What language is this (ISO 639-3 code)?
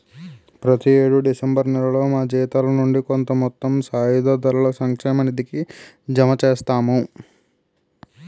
tel